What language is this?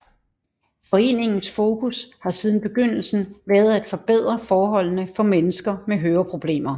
Danish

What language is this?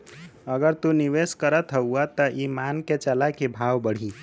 Bhojpuri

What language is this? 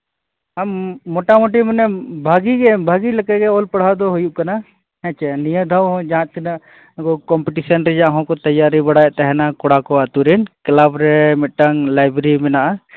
Santali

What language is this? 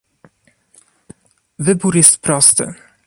Polish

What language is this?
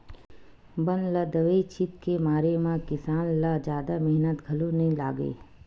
Chhattisgarhi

